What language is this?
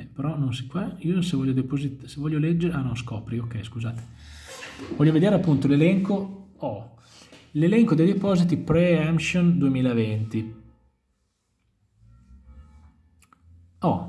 Italian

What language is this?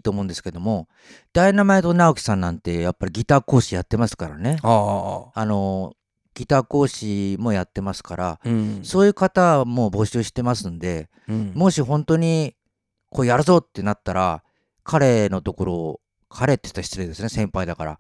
Japanese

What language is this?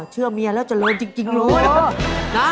Thai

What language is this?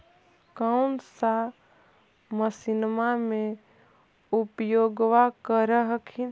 Magahi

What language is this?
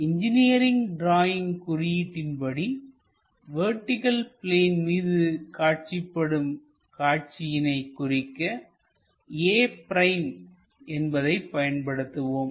Tamil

